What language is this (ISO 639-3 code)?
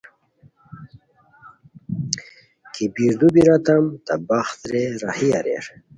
khw